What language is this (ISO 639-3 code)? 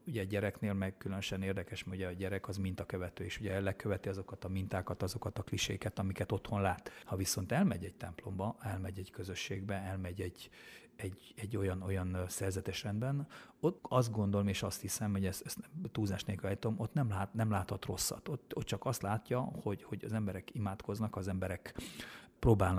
hun